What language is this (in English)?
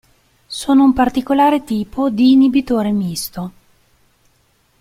Italian